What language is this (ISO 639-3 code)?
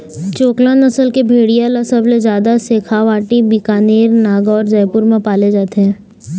hne